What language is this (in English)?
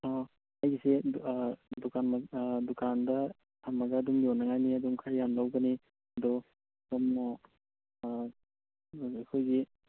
Manipuri